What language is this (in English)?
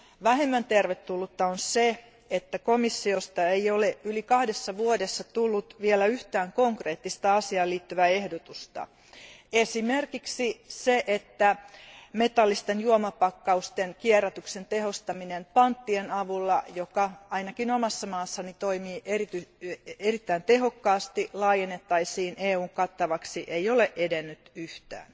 Finnish